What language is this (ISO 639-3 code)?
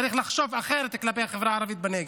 heb